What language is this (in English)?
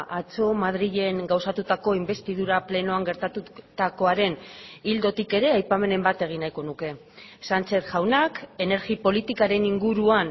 Basque